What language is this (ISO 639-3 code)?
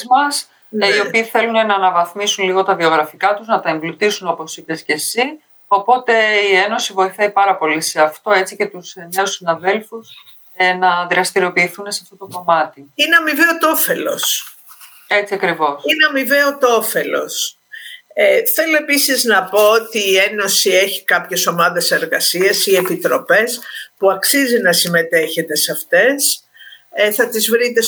ell